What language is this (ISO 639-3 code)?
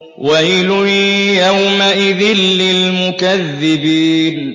ara